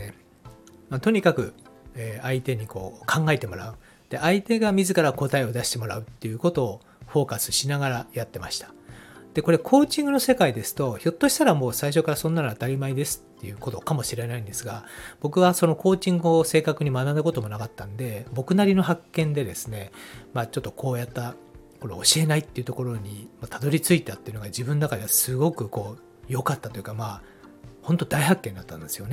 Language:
Japanese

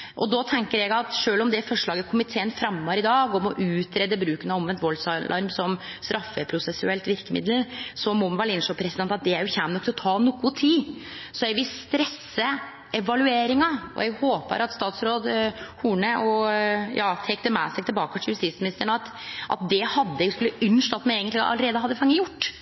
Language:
Norwegian Nynorsk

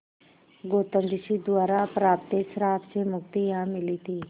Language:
Hindi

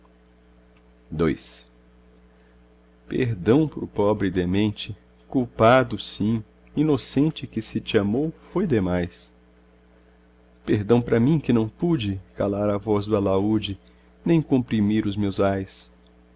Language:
Portuguese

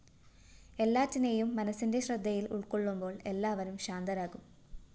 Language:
Malayalam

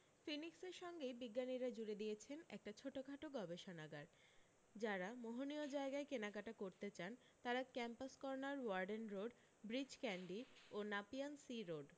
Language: Bangla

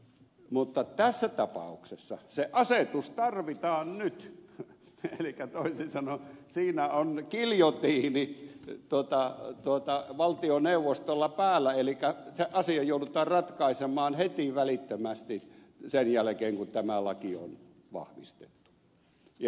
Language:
Finnish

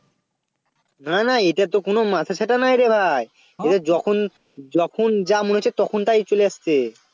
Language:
Bangla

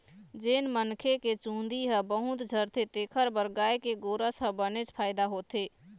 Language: Chhattisgarhi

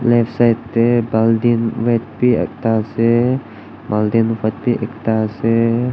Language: Naga Pidgin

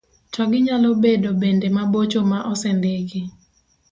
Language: Luo (Kenya and Tanzania)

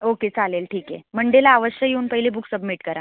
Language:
Marathi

